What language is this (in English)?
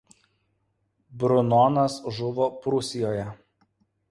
Lithuanian